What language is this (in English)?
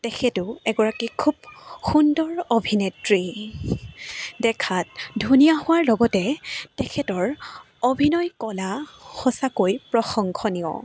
Assamese